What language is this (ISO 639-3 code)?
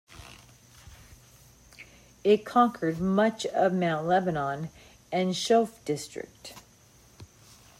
eng